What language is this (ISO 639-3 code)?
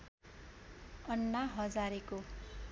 nep